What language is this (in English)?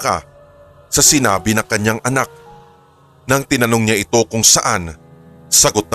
Filipino